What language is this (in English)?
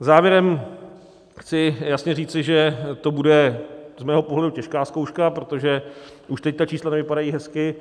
Czech